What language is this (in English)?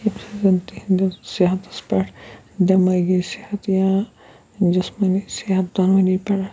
Kashmiri